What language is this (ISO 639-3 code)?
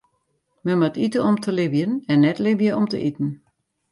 fry